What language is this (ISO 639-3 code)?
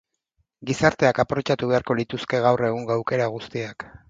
eus